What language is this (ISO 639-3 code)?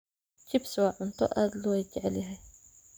som